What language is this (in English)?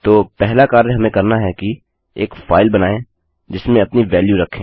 Hindi